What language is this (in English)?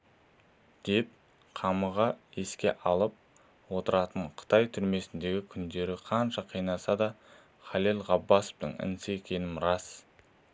Kazakh